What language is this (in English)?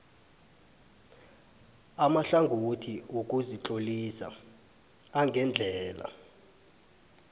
South Ndebele